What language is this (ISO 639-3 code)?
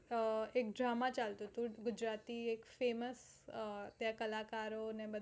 guj